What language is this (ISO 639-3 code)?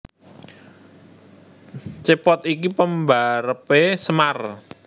jav